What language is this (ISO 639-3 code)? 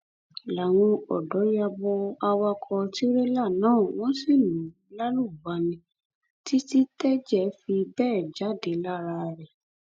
yor